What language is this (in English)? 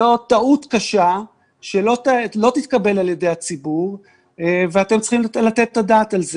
Hebrew